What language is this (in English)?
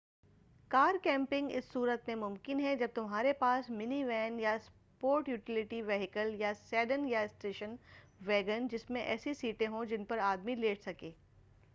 Urdu